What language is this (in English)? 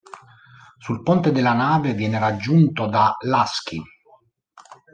Italian